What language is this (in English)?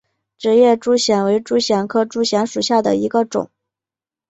Chinese